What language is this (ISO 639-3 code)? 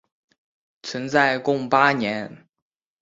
zho